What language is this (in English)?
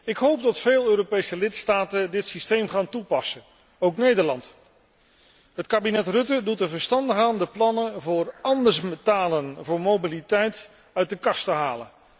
Dutch